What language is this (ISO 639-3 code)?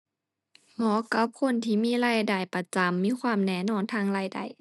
tha